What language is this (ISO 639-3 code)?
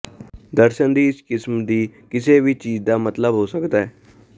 pan